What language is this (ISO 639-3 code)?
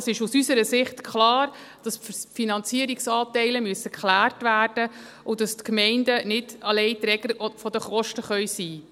gsw